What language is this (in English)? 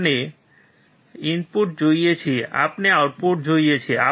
Gujarati